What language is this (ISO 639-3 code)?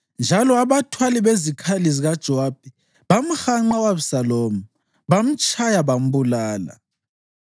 nde